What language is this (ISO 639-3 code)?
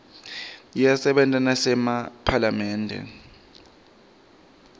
ssw